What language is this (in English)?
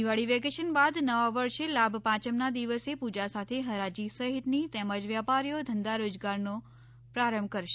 Gujarati